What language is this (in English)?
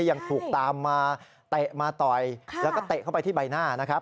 Thai